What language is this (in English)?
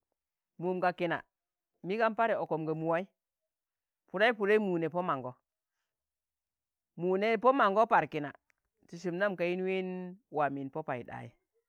Tangale